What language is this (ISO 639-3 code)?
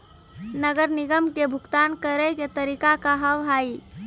mai